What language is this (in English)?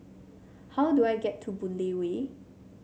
English